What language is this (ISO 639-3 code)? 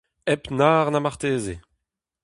bre